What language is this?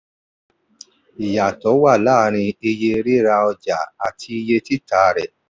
Yoruba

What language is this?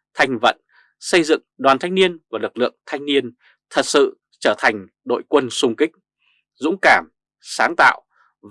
Vietnamese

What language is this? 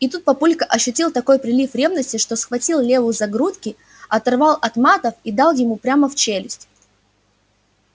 Russian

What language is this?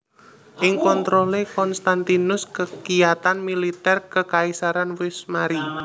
Javanese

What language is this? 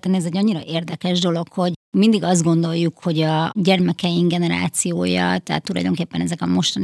Hungarian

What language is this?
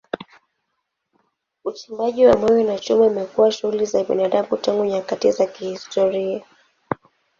Swahili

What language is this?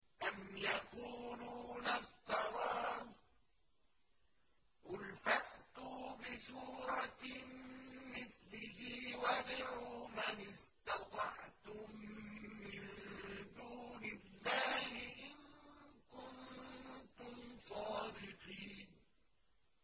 Arabic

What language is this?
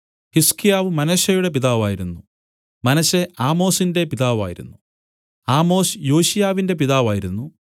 Malayalam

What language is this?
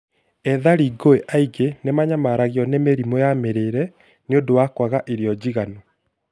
Kikuyu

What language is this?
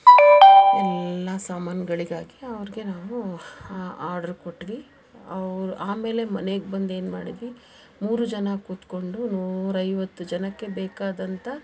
Kannada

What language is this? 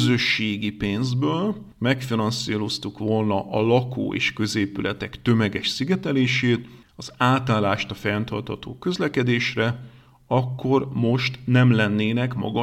Hungarian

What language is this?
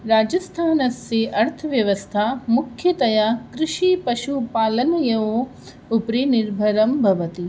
Sanskrit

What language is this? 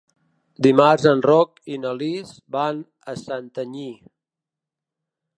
Catalan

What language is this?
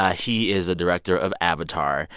English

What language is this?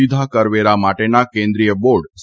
Gujarati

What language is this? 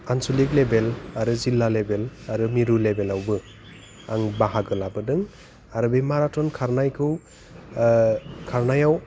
Bodo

